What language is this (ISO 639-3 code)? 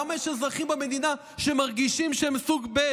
heb